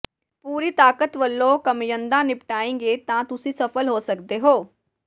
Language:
Punjabi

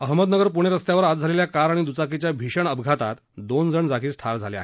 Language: Marathi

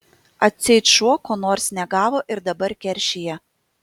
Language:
Lithuanian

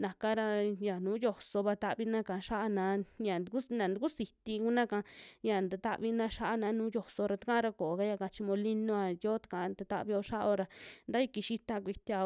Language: Western Juxtlahuaca Mixtec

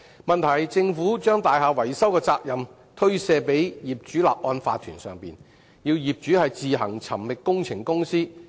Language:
Cantonese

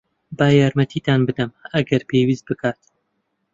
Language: Central Kurdish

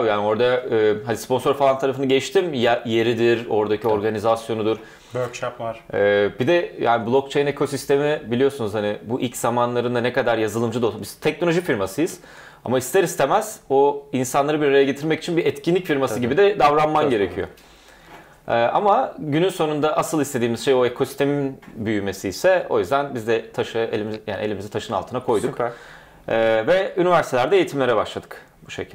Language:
Turkish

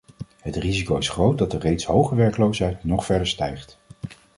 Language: Dutch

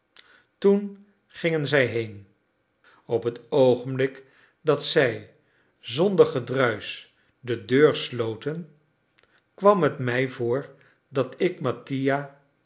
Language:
Dutch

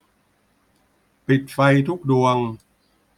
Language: Thai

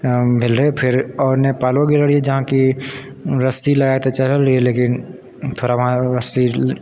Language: Maithili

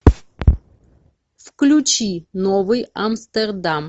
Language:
Russian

